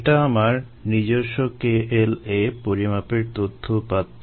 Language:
Bangla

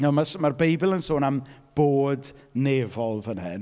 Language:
Welsh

